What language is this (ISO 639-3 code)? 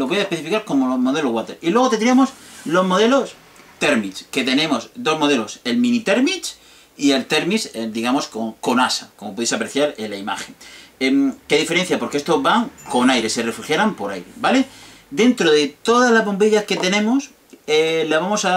spa